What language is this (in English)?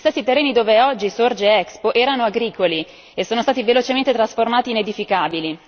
Italian